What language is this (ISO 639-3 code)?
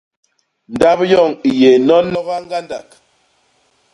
bas